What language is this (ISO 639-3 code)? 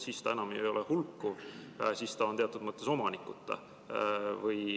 est